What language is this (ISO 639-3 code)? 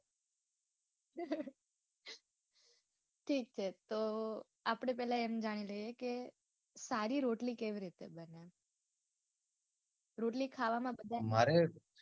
guj